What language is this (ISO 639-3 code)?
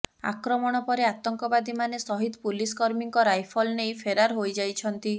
ori